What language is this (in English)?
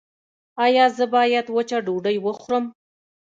Pashto